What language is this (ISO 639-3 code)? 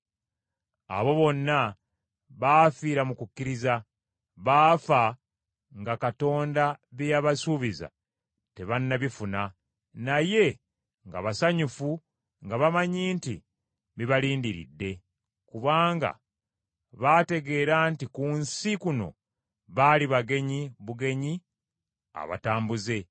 lug